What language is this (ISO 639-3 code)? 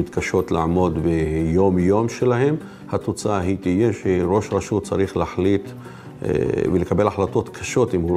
heb